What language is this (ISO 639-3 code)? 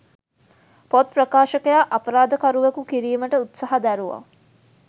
sin